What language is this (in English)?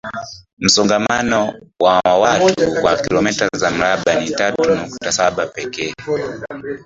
Swahili